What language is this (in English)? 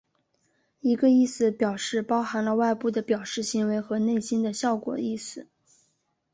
Chinese